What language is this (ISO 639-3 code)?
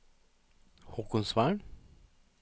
nor